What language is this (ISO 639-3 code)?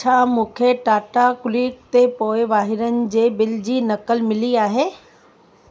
snd